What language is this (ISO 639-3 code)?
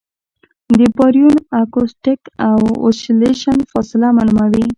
pus